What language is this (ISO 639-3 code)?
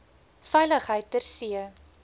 afr